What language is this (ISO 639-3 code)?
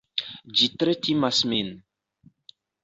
epo